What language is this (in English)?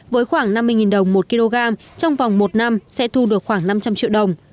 Vietnamese